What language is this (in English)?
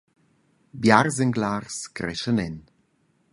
Romansh